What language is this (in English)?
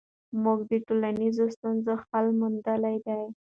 Pashto